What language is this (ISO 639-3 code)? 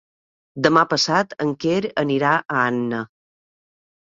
cat